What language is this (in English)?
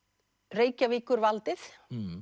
Icelandic